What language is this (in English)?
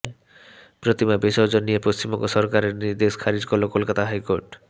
Bangla